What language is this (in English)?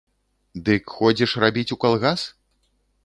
Belarusian